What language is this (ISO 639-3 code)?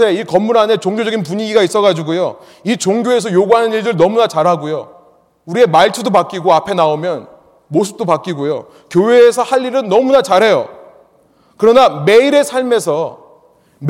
kor